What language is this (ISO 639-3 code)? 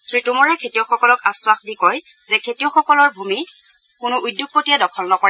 asm